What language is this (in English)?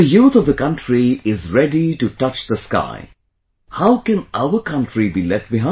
English